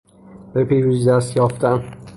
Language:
Persian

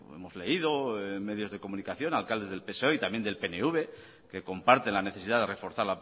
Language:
Spanish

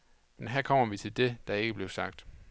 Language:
Danish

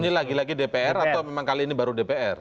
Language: Indonesian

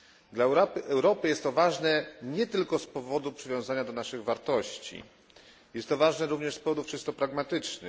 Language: Polish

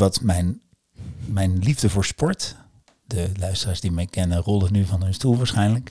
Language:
Dutch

